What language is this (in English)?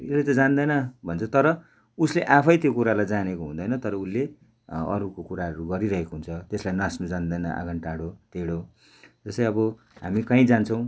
Nepali